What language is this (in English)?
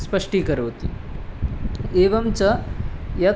Sanskrit